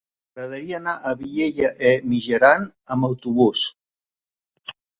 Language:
Catalan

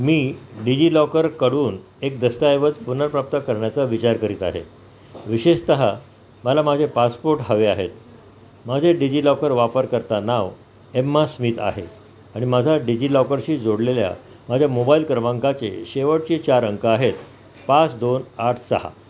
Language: Marathi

